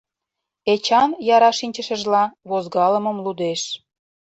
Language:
Mari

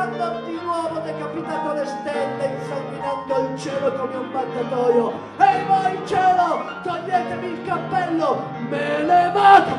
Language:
Italian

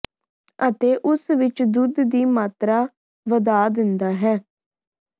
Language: Punjabi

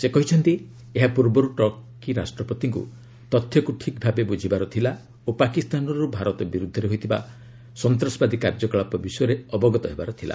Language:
Odia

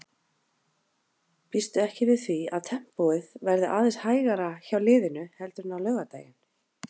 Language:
Icelandic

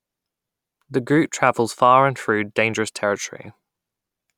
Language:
English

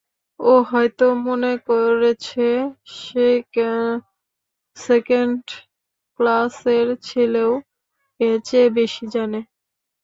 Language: Bangla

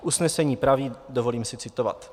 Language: Czech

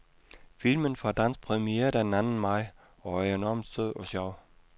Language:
Danish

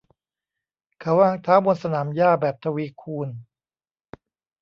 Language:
Thai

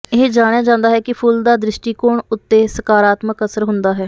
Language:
Punjabi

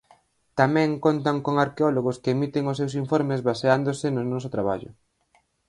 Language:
Galician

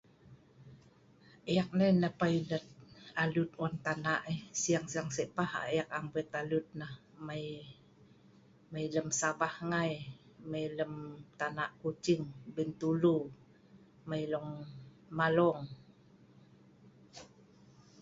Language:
Sa'ban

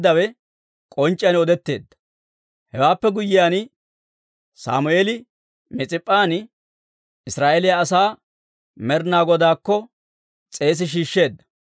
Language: Dawro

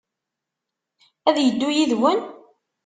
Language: Kabyle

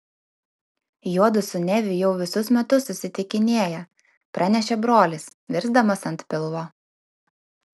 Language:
Lithuanian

